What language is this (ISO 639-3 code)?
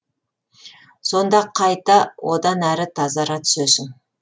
kaz